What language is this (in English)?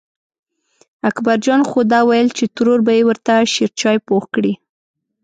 Pashto